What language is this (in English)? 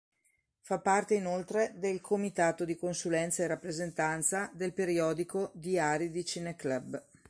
Italian